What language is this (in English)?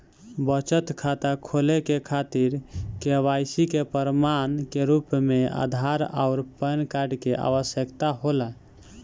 Bhojpuri